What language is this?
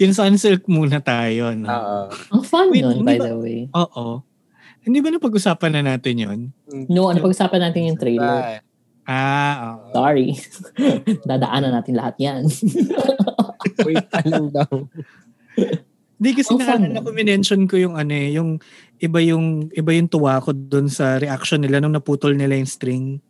Filipino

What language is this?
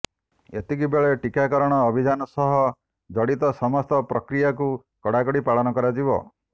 Odia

